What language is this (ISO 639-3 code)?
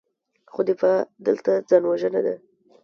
pus